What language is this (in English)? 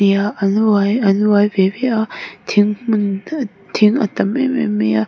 Mizo